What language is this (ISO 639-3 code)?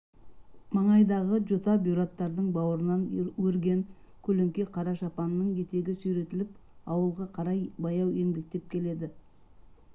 kaz